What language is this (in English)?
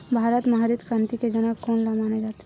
Chhattisgarhi